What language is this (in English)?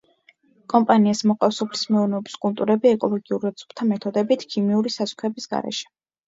Georgian